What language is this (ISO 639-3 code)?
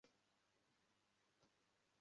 kin